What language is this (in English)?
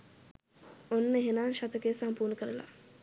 Sinhala